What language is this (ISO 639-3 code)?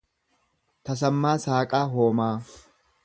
orm